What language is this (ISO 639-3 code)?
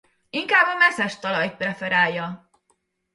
hun